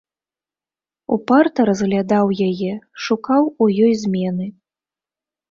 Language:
Belarusian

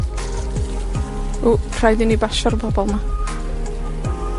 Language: Welsh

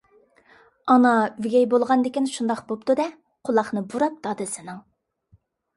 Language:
Uyghur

